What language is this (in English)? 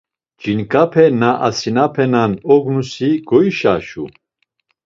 Laz